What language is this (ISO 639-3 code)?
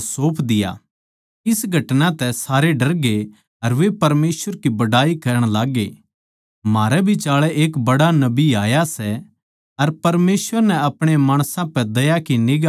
bgc